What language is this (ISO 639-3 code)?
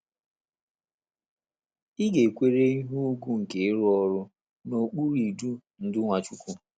ibo